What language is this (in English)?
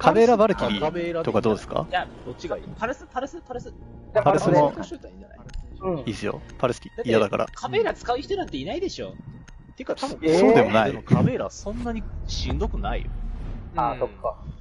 Japanese